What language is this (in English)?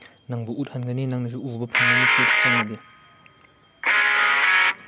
Manipuri